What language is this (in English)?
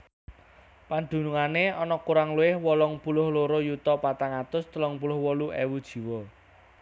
Javanese